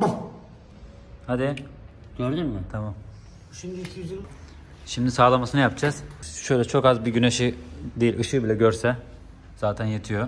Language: Turkish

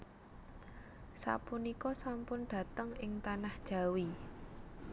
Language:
Javanese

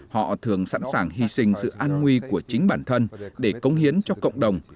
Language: Vietnamese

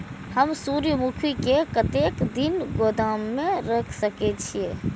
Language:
Maithili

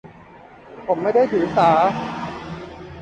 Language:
Thai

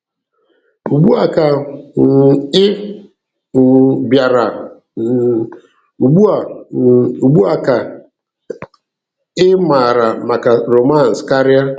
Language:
Igbo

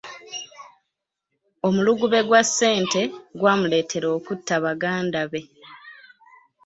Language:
Ganda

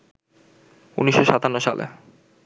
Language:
Bangla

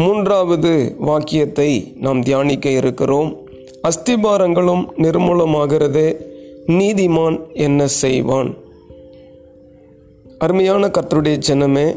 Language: Tamil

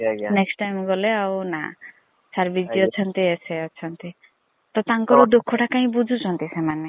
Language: Odia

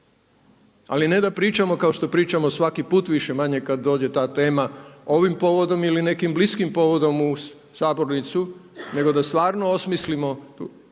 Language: Croatian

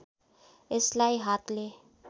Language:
Nepali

